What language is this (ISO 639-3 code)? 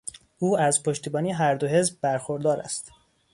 fas